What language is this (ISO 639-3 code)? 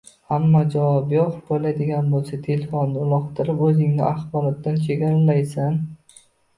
uzb